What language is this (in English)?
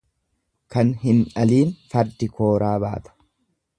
Oromo